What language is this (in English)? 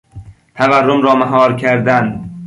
Persian